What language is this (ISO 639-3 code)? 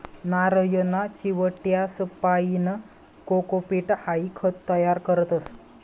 mar